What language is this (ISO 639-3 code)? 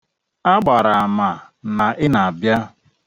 ibo